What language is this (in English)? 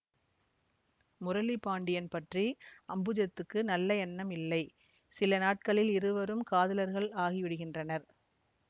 Tamil